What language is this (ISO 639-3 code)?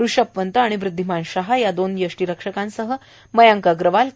mar